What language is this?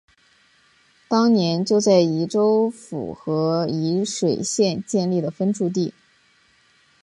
Chinese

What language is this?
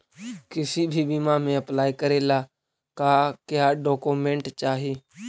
Magahi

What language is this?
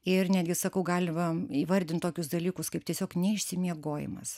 Lithuanian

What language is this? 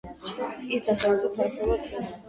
Georgian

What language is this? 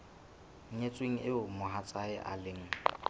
Southern Sotho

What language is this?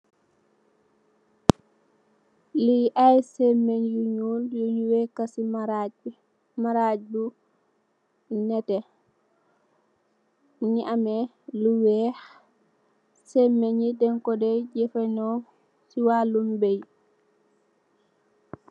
Wolof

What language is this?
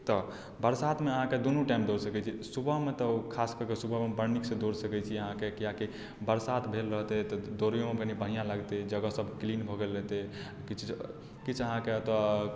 Maithili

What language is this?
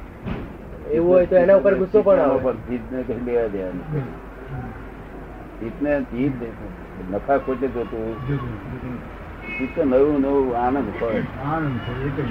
Gujarati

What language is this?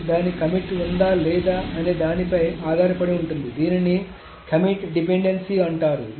Telugu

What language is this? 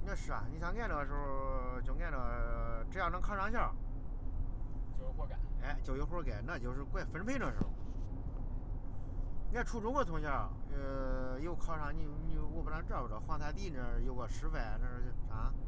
Chinese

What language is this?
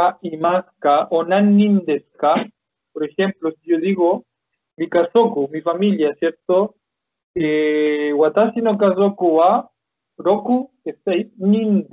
Spanish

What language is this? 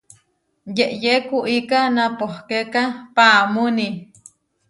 Huarijio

